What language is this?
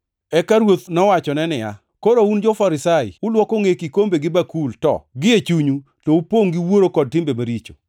Luo (Kenya and Tanzania)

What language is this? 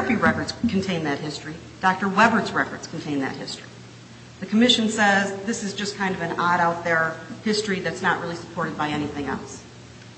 English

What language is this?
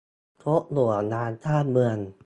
Thai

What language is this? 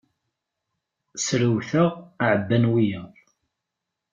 Kabyle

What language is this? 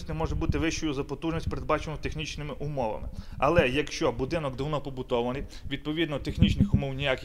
Ukrainian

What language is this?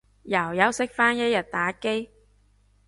Cantonese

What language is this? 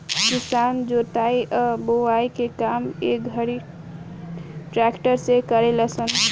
Bhojpuri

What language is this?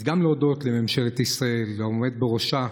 Hebrew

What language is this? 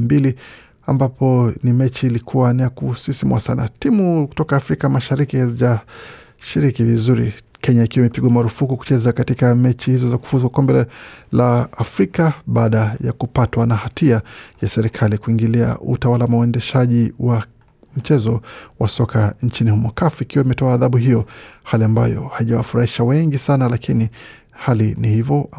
Swahili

